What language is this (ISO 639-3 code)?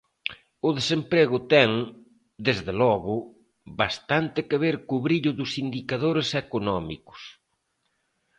glg